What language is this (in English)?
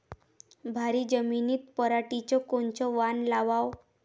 Marathi